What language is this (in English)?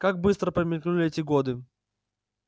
Russian